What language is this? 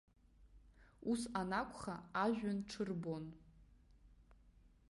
Abkhazian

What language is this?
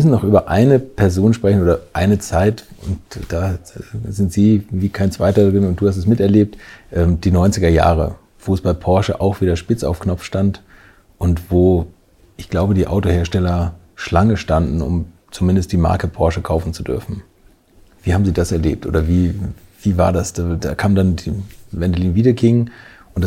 German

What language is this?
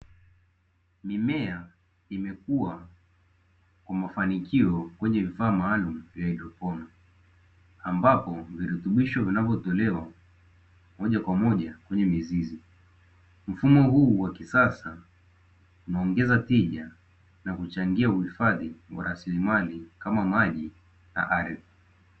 Swahili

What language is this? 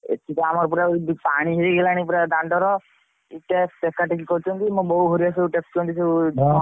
Odia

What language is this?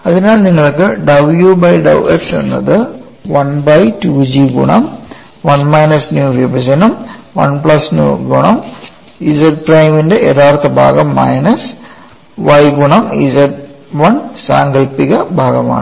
Malayalam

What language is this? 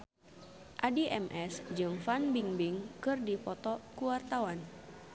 Sundanese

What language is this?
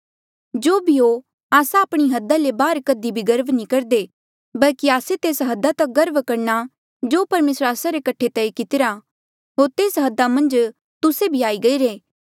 Mandeali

